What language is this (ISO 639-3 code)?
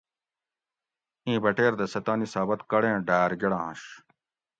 gwc